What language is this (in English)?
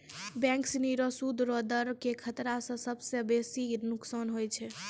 Maithili